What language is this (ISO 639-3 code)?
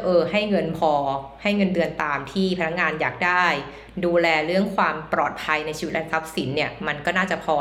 tha